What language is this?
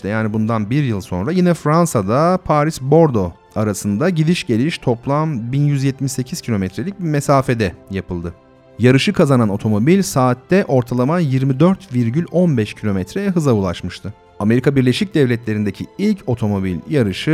Turkish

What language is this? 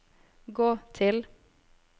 Norwegian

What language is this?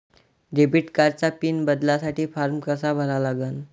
Marathi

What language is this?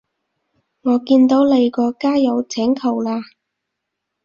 Cantonese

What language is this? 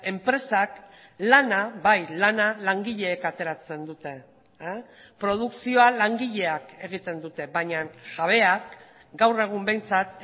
Basque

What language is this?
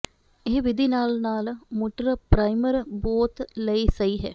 Punjabi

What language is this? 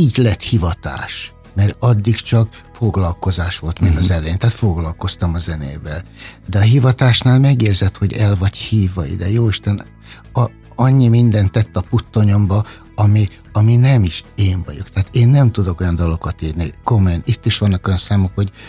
Hungarian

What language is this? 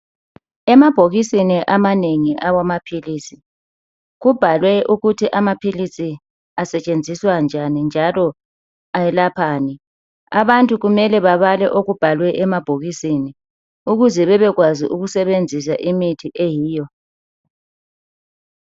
North Ndebele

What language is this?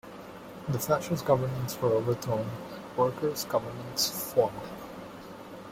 English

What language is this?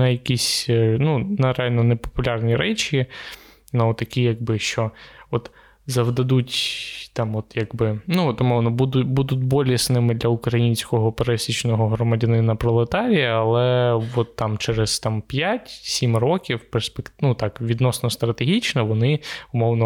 Ukrainian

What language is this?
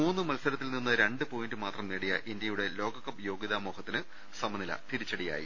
Malayalam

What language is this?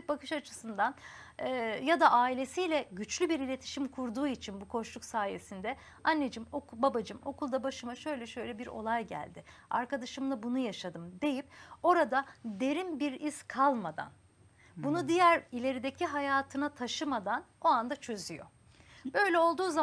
Turkish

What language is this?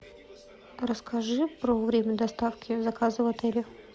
Russian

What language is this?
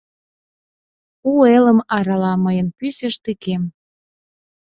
Mari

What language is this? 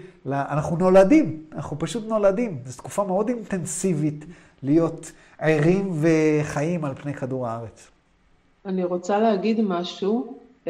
Hebrew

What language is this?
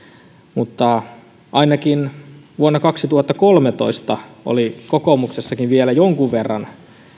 Finnish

